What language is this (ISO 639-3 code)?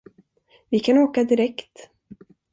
swe